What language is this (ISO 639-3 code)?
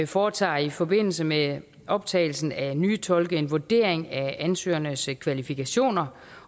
dan